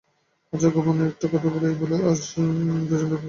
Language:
Bangla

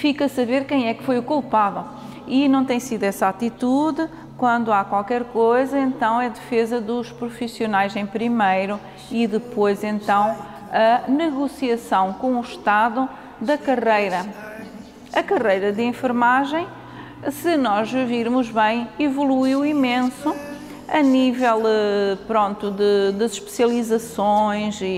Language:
Portuguese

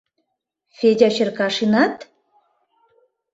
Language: Mari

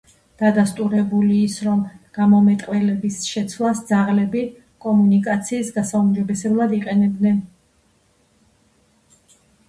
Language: Georgian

